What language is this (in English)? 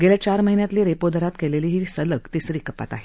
Marathi